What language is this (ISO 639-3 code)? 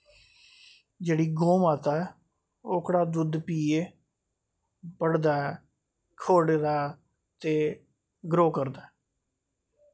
doi